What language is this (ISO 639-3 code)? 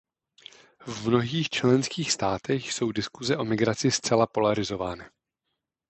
ces